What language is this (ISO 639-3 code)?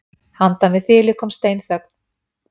isl